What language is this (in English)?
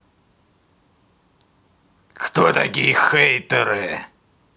Russian